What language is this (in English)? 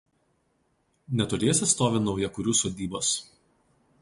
Lithuanian